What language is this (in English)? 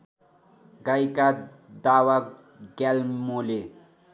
Nepali